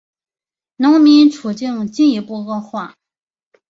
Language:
Chinese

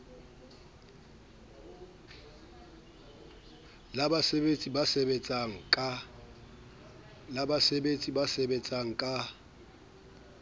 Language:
Southern Sotho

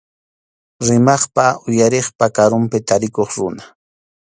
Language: Arequipa-La Unión Quechua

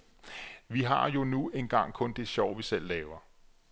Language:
Danish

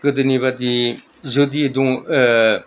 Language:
Bodo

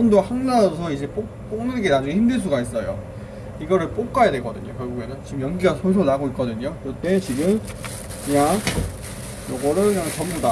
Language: Korean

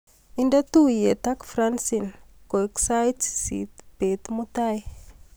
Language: Kalenjin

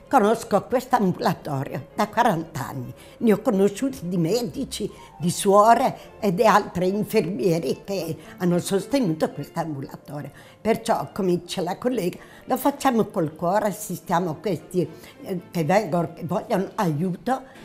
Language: Italian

